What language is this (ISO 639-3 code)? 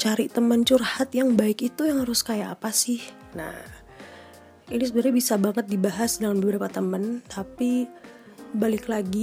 ind